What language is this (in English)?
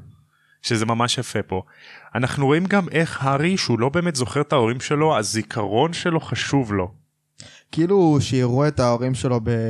Hebrew